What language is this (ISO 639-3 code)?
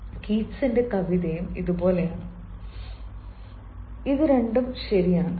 mal